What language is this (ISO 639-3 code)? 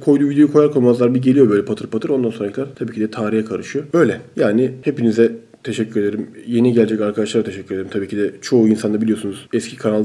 tur